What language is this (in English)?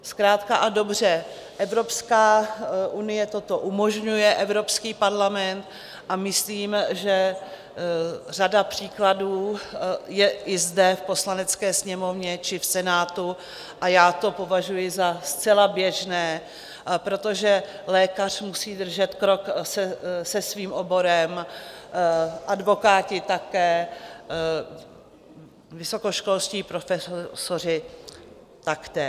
Czech